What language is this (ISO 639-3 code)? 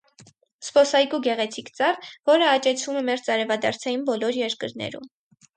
hye